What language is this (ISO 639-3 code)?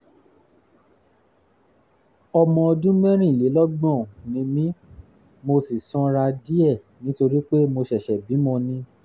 yor